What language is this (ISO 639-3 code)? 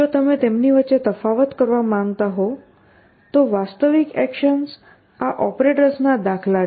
guj